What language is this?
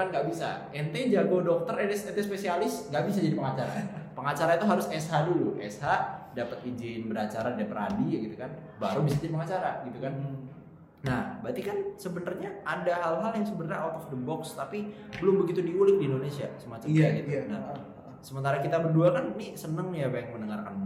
Indonesian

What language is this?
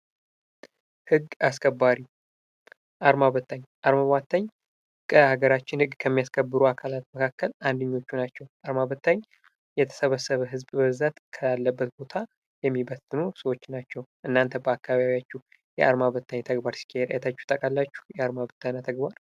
Amharic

